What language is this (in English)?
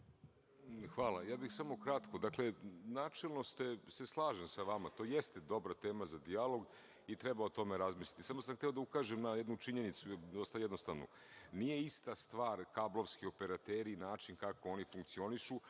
Serbian